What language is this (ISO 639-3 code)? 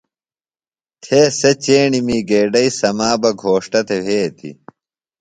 phl